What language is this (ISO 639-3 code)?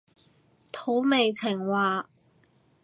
yue